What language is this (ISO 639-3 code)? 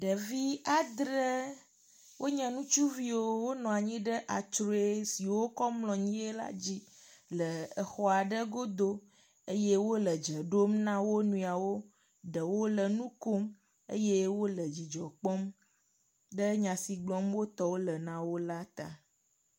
ewe